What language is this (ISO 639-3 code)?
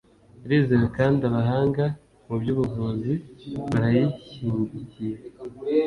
kin